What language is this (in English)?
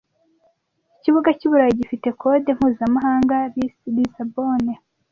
Kinyarwanda